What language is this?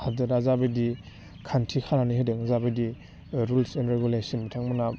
Bodo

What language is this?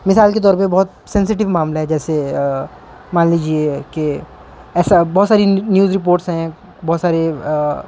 Urdu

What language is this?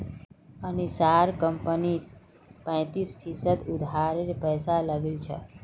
Magahi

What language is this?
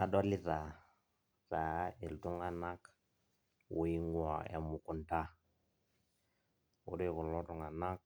Masai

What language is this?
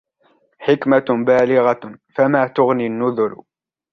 Arabic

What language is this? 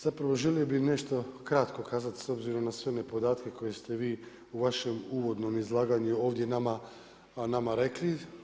Croatian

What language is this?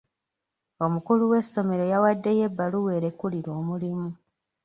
Ganda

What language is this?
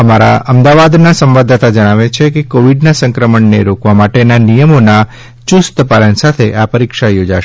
Gujarati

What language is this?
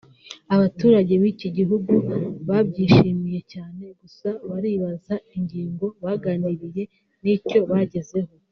Kinyarwanda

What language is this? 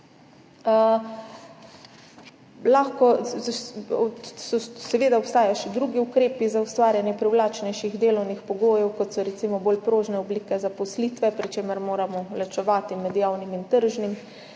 Slovenian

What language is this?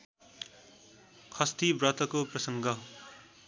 Nepali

